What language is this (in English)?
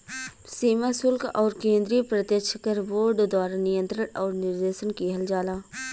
Bhojpuri